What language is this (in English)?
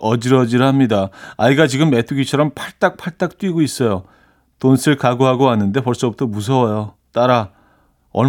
Korean